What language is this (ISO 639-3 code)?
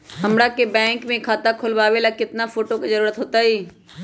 mag